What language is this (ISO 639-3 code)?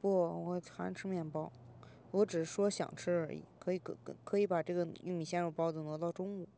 zho